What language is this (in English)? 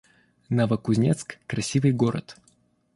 Russian